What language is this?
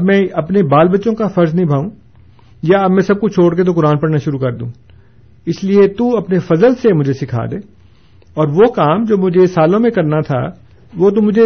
Urdu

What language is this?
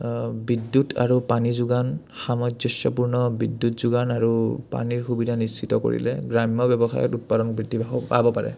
Assamese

